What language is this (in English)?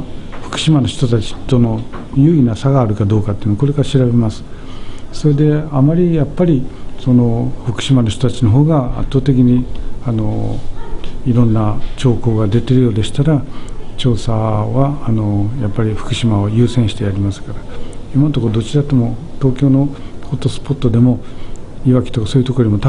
Japanese